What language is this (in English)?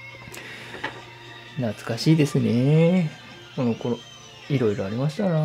Japanese